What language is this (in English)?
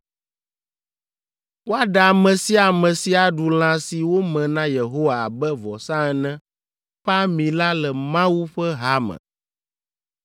Ewe